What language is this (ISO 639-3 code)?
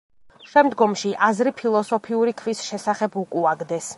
kat